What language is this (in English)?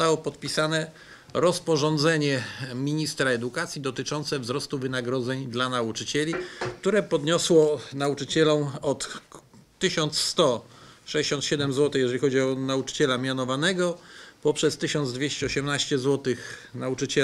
Polish